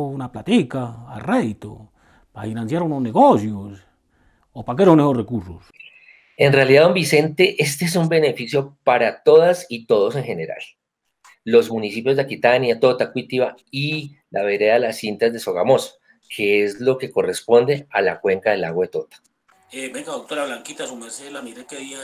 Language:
Spanish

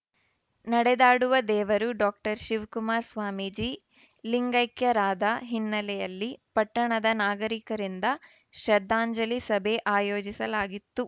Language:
Kannada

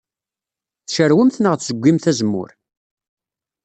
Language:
Kabyle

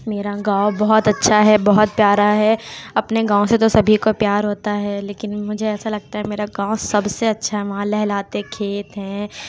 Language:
Urdu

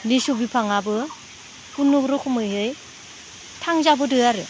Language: Bodo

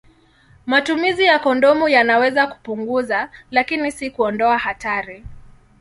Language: Swahili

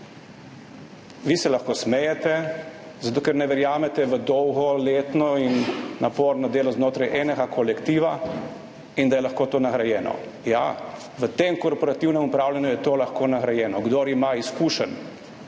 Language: Slovenian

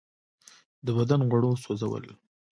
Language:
Pashto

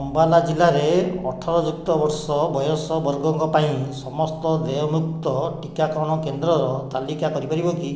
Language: Odia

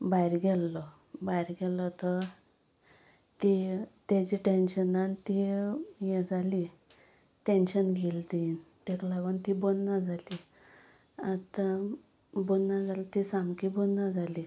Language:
Konkani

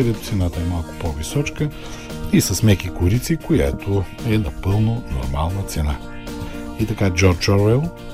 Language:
Bulgarian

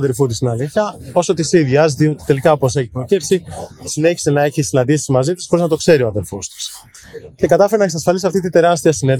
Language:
Greek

